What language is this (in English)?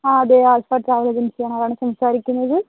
Malayalam